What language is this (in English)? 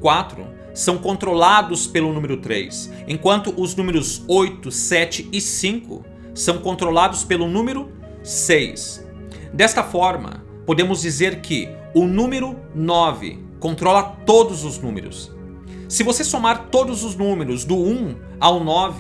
Portuguese